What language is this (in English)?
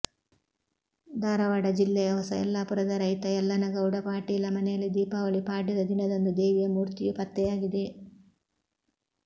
Kannada